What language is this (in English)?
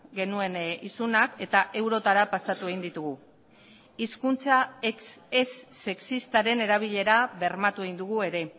Basque